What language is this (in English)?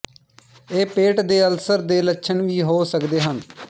Punjabi